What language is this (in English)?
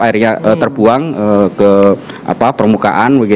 Indonesian